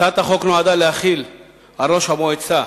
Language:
Hebrew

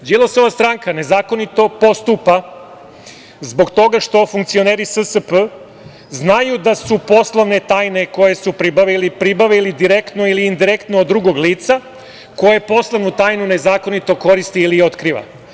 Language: Serbian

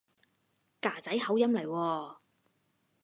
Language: Cantonese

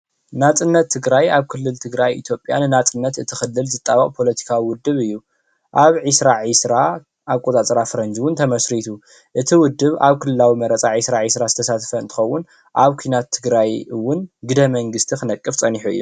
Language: Tigrinya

